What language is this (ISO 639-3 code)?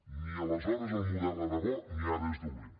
cat